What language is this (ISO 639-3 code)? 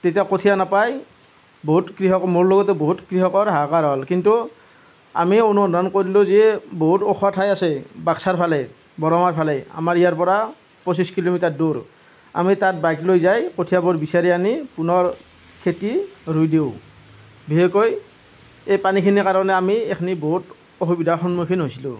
asm